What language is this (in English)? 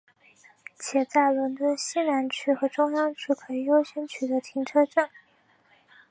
Chinese